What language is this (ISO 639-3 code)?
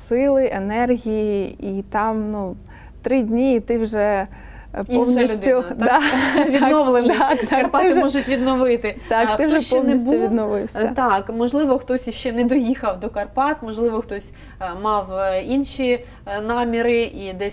ukr